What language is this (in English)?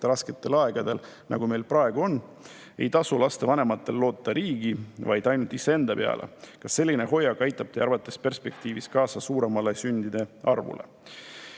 Estonian